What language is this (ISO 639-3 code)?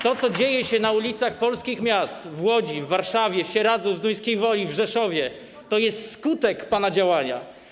pol